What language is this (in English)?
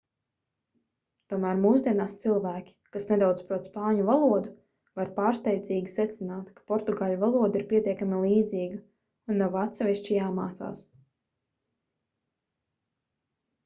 Latvian